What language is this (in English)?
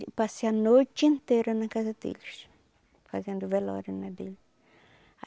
Portuguese